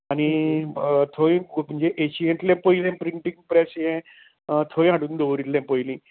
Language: Konkani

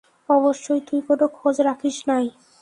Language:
Bangla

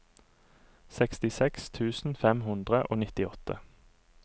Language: Norwegian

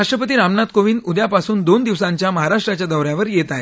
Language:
Marathi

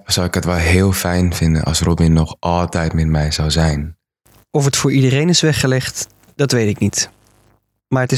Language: Dutch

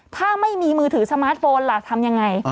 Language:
Thai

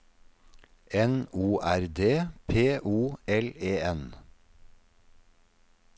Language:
Norwegian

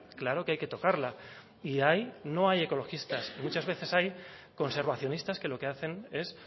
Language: Spanish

